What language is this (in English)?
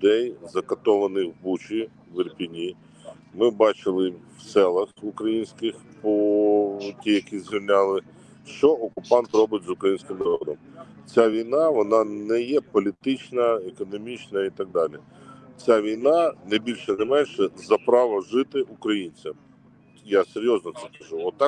Ukrainian